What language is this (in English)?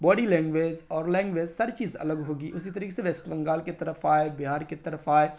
Urdu